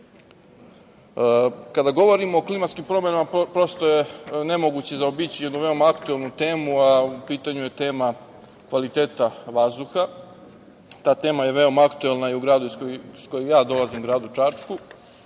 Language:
Serbian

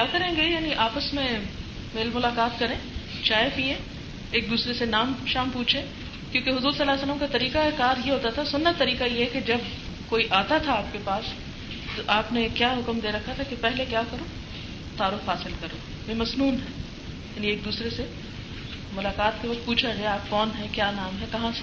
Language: Urdu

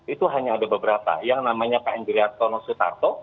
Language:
Indonesian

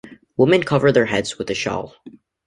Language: English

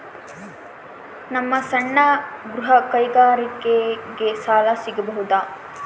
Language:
Kannada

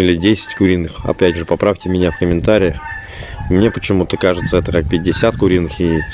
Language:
Russian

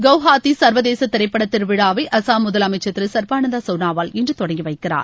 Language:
Tamil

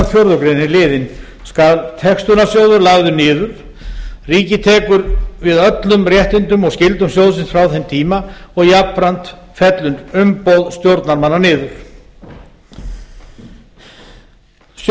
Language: Icelandic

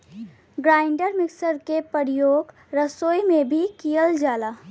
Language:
Bhojpuri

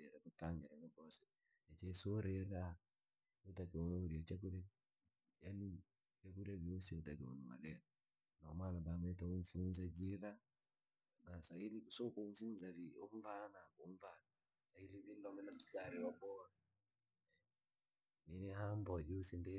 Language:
Langi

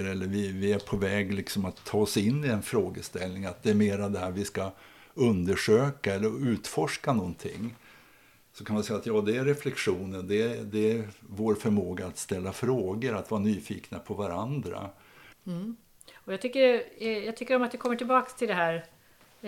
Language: Swedish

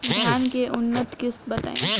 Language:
Bhojpuri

